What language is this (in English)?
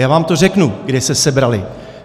Czech